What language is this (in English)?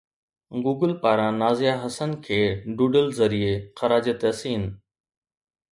Sindhi